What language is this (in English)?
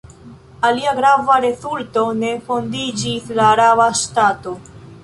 Esperanto